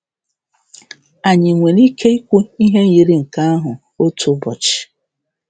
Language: Igbo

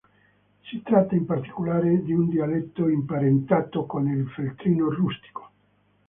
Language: Italian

